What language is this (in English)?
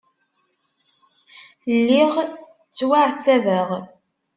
Kabyle